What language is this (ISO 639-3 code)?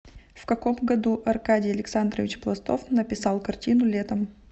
rus